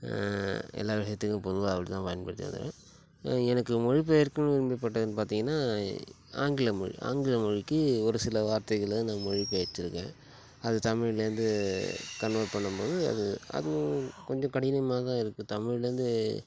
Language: Tamil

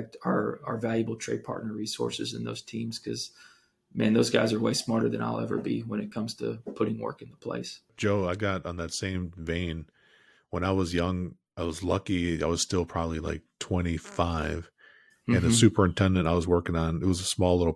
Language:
English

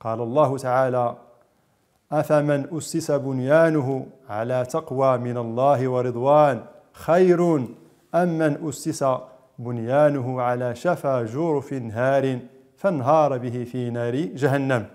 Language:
Arabic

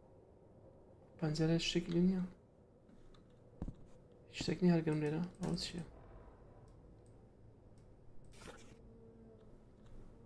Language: Arabic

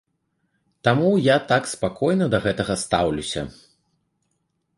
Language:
Belarusian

